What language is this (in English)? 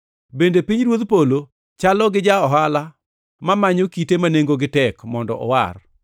Luo (Kenya and Tanzania)